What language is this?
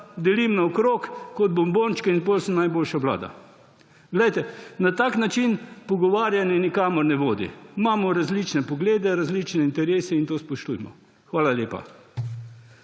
Slovenian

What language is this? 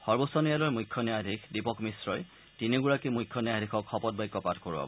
Assamese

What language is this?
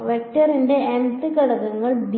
Malayalam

